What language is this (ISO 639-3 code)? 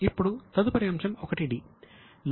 tel